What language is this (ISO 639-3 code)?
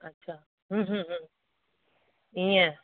snd